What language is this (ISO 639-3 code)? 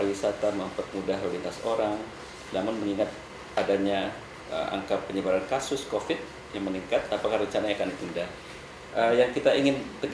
ind